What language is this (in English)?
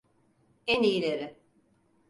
Turkish